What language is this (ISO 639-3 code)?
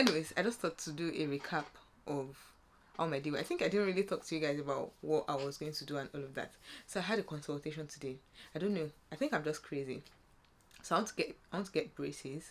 eng